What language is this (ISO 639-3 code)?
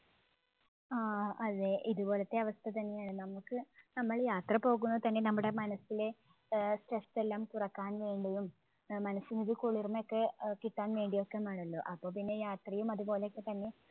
mal